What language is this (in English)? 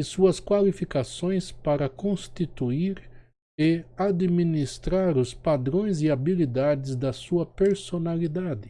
Portuguese